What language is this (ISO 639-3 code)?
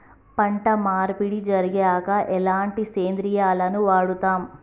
tel